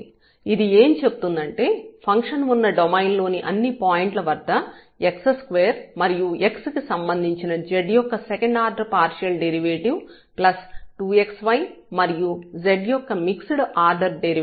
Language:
Telugu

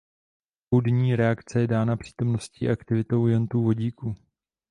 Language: Czech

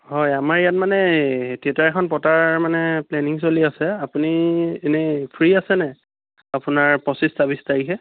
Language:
Assamese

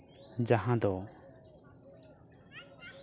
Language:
Santali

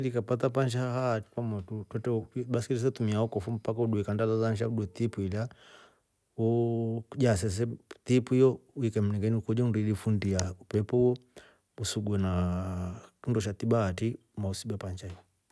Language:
Rombo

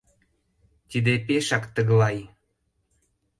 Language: Mari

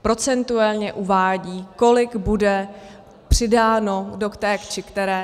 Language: Czech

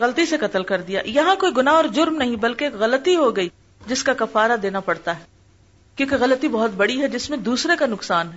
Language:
Urdu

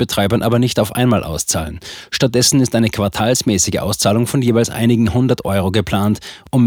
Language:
German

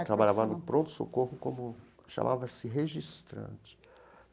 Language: Portuguese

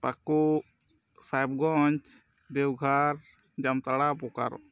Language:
Santali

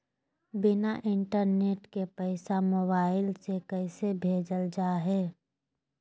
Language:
Magahi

